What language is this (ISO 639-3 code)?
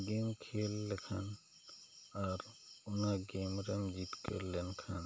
sat